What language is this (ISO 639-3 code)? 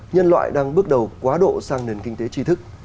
vie